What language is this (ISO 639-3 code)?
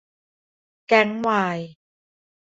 tha